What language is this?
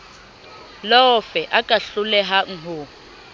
Southern Sotho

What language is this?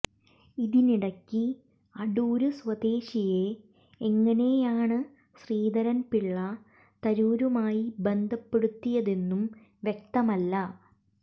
Malayalam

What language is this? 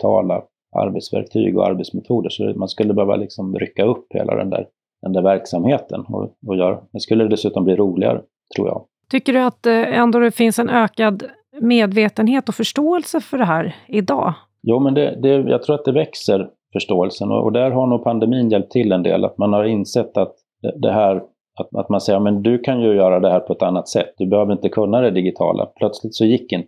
Swedish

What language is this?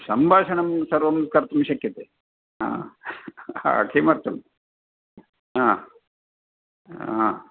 Sanskrit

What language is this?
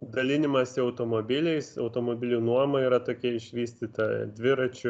Lithuanian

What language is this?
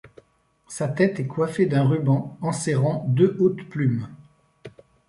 French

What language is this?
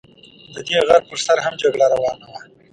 Pashto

